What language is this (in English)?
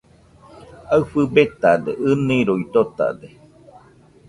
Nüpode Huitoto